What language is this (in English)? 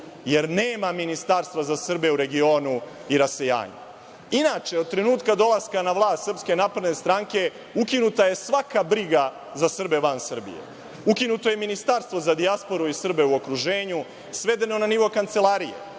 Serbian